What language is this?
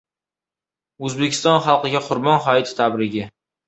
Uzbek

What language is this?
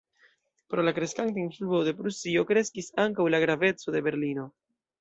Esperanto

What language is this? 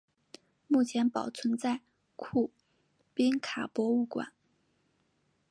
Chinese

